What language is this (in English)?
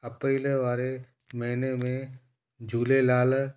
Sindhi